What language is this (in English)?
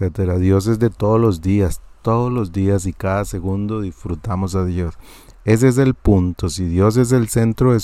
Spanish